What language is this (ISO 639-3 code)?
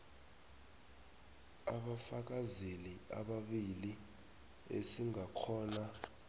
nbl